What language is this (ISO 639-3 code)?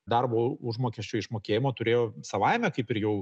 lit